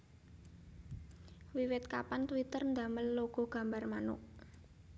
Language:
Javanese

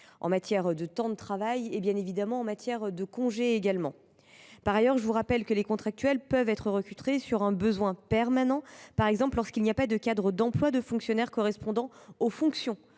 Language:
French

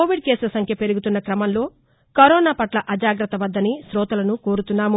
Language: Telugu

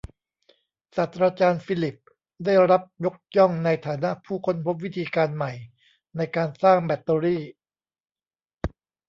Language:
Thai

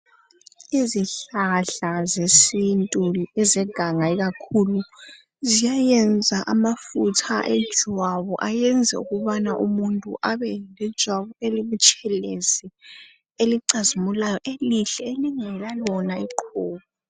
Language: North Ndebele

